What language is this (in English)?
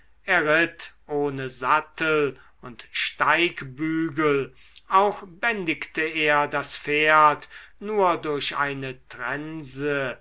German